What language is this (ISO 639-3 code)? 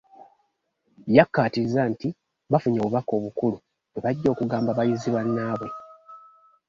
lug